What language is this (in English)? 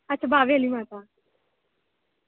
Dogri